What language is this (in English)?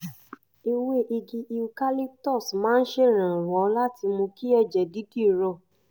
Yoruba